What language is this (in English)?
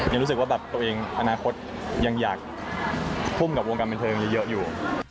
Thai